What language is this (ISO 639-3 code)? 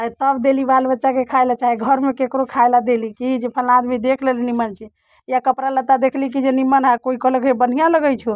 mai